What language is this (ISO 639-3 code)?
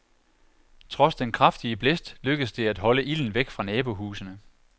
dan